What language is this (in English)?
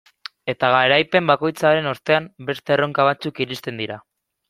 Basque